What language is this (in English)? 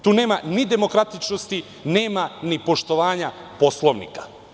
Serbian